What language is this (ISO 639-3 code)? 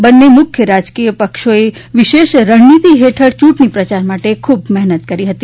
guj